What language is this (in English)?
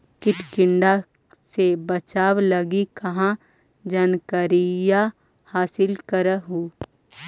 Magahi